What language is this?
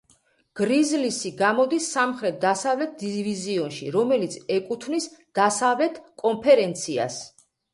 Georgian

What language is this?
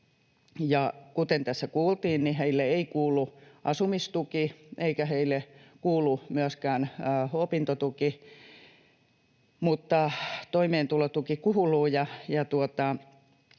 Finnish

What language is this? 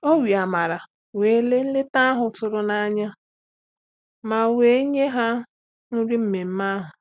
Igbo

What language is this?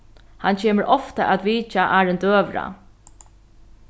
Faroese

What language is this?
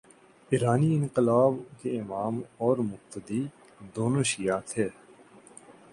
Urdu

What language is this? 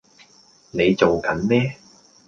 Cantonese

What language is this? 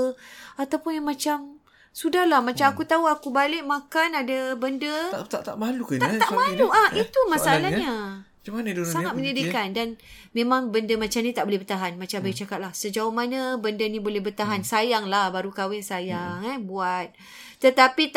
Malay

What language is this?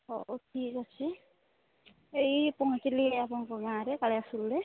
Odia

